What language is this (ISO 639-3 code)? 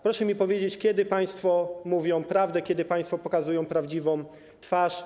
pol